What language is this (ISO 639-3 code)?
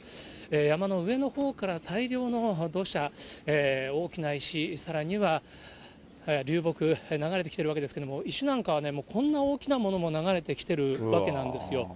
jpn